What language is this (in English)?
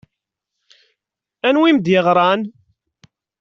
Kabyle